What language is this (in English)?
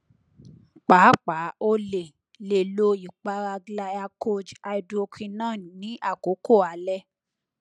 Yoruba